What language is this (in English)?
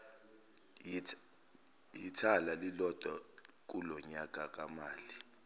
Zulu